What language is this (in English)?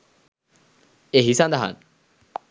Sinhala